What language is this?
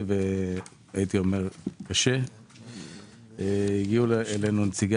Hebrew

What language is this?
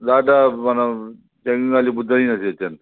Sindhi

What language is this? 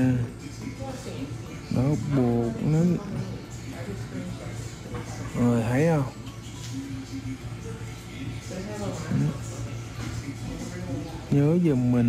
Vietnamese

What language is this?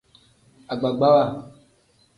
Tem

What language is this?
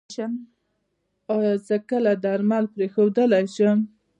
Pashto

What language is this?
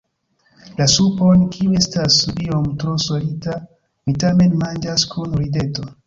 Esperanto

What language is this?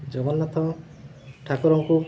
Odia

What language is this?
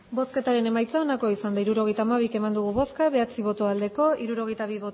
Basque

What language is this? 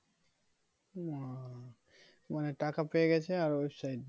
Bangla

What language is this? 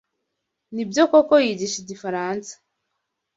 Kinyarwanda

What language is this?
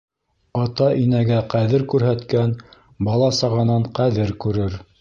Bashkir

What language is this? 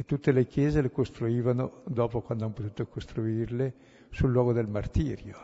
Italian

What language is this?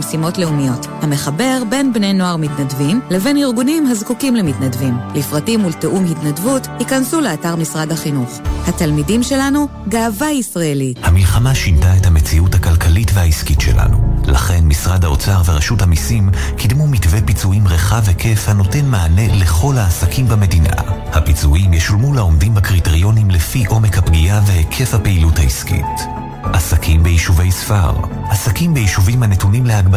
Hebrew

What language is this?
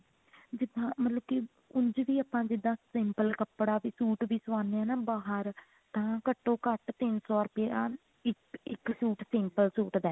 Punjabi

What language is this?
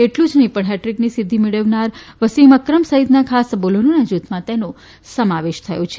Gujarati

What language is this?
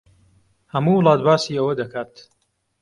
Central Kurdish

